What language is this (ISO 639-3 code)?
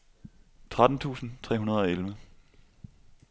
dan